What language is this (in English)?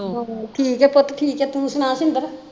Punjabi